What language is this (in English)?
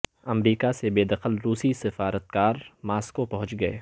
Urdu